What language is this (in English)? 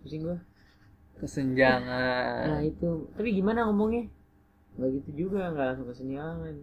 Indonesian